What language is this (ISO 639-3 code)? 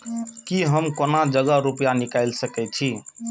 mai